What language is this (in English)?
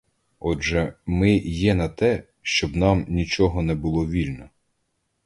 Ukrainian